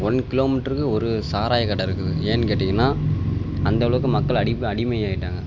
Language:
Tamil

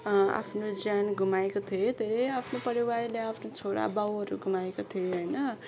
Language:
Nepali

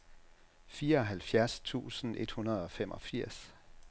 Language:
Danish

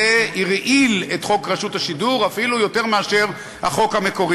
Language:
Hebrew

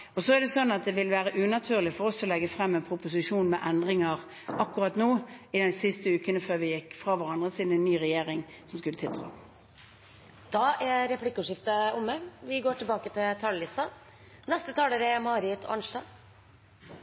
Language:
Norwegian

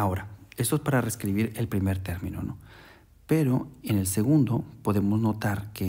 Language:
Spanish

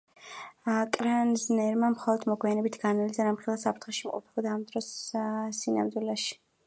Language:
Georgian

